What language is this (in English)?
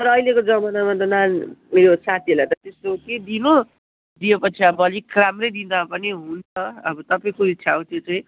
Nepali